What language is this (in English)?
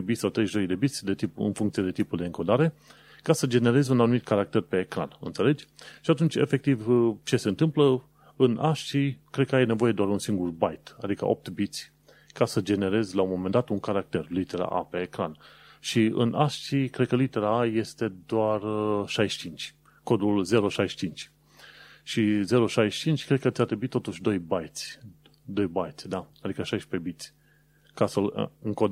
Romanian